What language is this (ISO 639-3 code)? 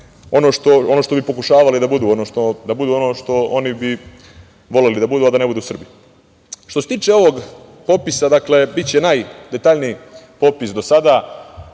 srp